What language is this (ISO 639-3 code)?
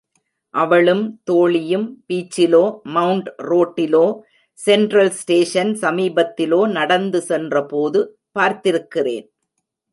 tam